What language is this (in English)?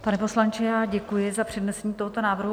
Czech